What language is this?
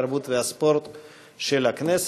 Hebrew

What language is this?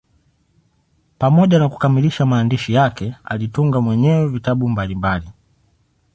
Swahili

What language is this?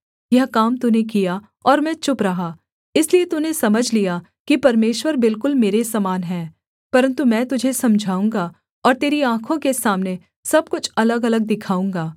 Hindi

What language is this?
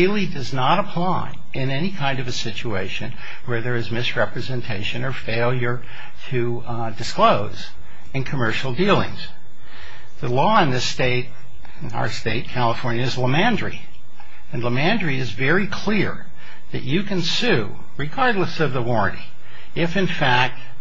English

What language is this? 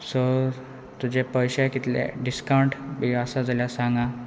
Konkani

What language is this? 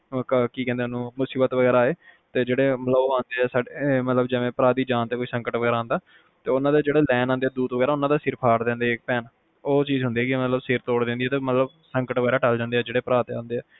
Punjabi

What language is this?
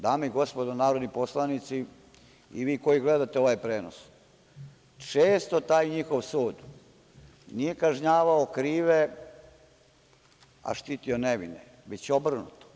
Serbian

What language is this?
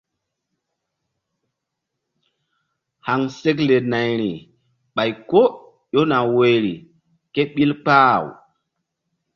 Mbum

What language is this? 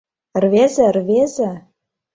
Mari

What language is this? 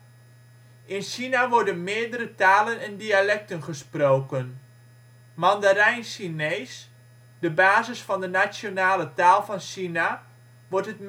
Dutch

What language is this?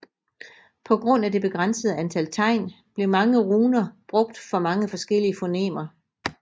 Danish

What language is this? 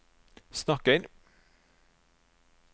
Norwegian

